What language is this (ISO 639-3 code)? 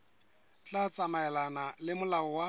sot